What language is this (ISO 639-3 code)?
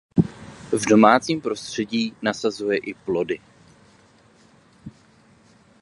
ces